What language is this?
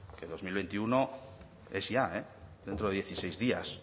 Spanish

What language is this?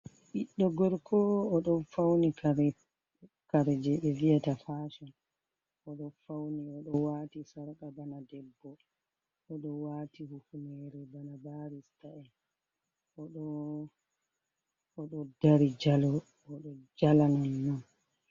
Fula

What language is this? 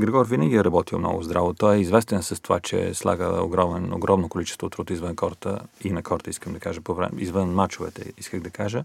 Bulgarian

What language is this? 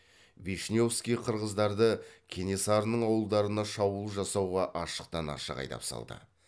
Kazakh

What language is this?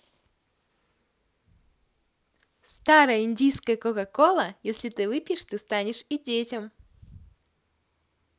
Russian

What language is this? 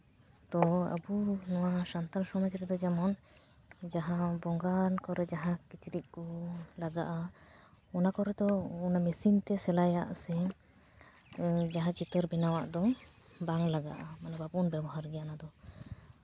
Santali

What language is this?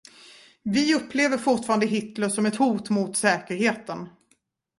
Swedish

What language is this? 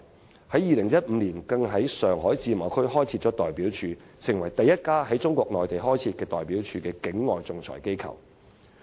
Cantonese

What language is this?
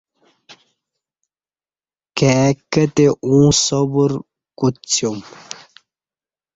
Kati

